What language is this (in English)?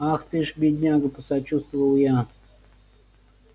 Russian